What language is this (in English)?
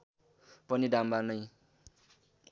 Nepali